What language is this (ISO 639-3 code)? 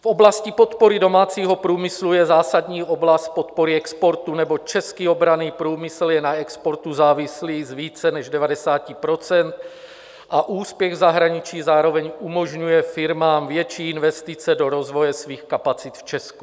ces